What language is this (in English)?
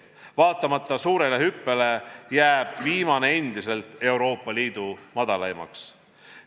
Estonian